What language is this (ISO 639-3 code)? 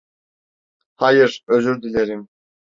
tur